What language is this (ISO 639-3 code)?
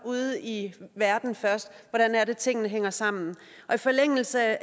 dan